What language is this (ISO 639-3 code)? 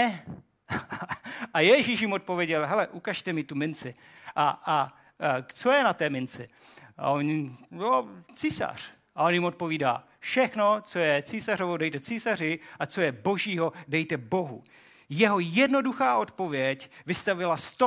ces